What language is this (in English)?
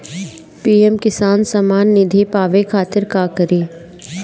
Bhojpuri